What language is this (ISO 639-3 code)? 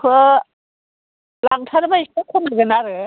brx